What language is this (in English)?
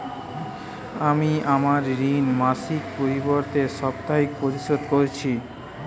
Bangla